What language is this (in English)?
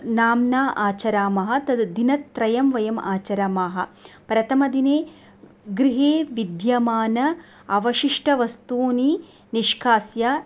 Sanskrit